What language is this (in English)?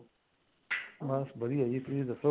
Punjabi